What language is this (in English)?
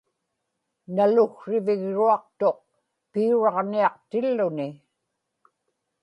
Inupiaq